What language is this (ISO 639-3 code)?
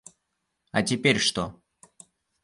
rus